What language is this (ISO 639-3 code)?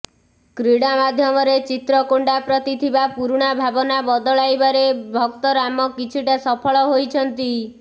ori